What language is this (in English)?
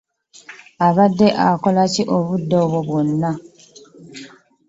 Ganda